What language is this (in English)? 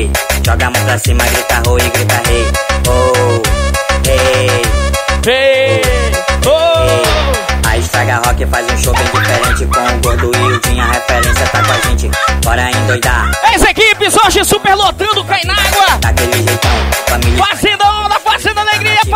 Portuguese